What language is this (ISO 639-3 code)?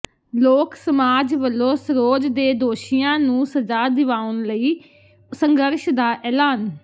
pan